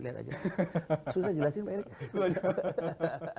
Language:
Indonesian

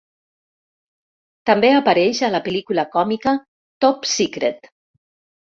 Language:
Catalan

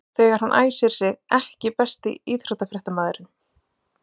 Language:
Icelandic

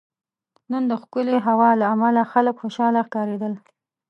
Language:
Pashto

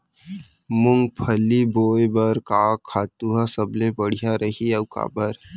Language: Chhattisgarhi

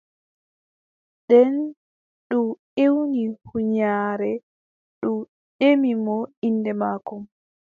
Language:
Adamawa Fulfulde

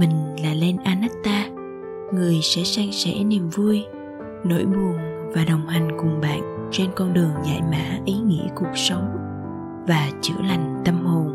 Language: Vietnamese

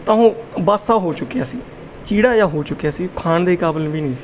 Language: Punjabi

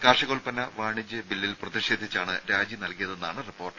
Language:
Malayalam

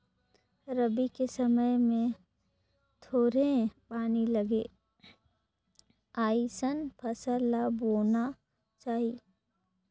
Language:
Chhattisgarhi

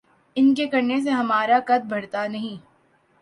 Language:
Urdu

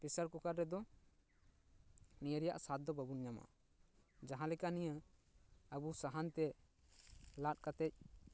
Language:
Santali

